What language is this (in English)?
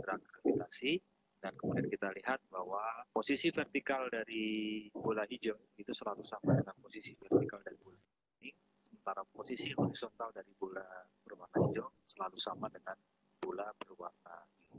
Indonesian